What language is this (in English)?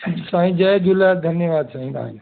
Sindhi